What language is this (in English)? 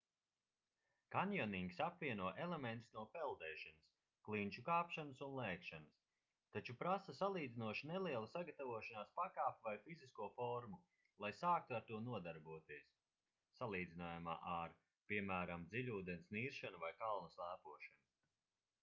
Latvian